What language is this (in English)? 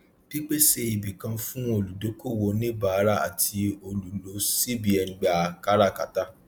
Yoruba